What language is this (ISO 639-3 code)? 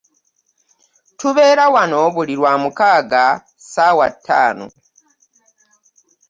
lug